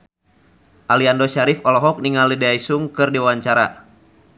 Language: Sundanese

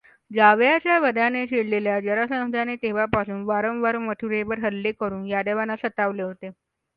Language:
Marathi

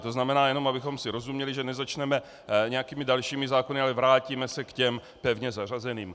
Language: Czech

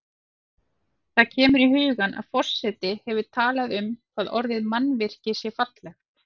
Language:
Icelandic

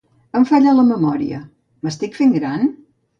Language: Catalan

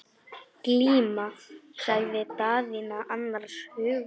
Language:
Icelandic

